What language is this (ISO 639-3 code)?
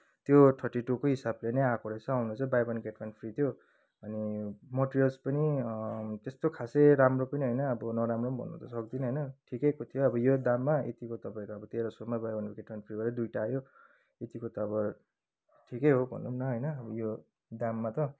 nep